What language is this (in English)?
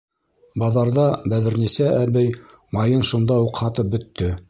Bashkir